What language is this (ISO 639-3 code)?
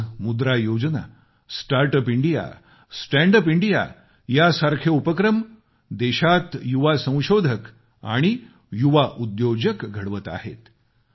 mar